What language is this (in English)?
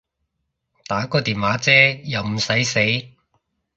Cantonese